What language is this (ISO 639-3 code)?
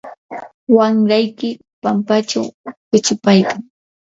qur